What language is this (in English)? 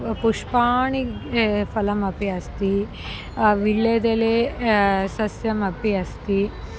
Sanskrit